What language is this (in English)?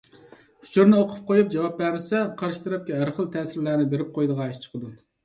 Uyghur